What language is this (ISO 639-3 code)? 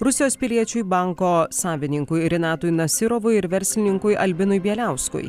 lit